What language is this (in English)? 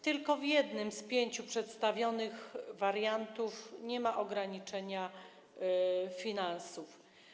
Polish